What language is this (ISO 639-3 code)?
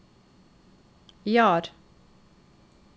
nor